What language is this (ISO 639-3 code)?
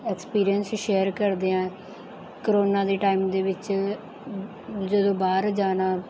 pan